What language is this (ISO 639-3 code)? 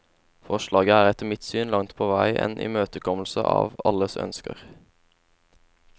nor